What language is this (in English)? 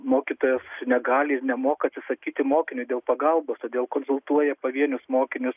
Lithuanian